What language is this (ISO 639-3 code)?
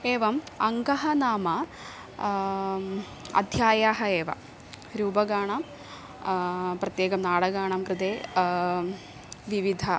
san